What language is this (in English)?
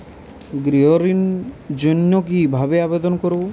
Bangla